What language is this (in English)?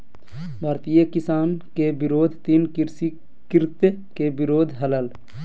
Magahi